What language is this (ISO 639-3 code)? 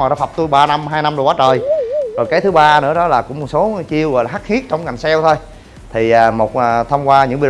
vie